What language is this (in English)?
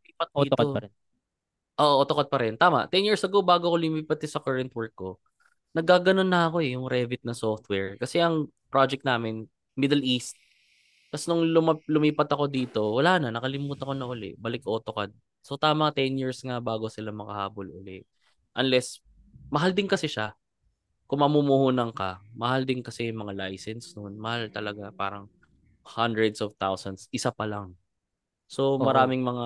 Filipino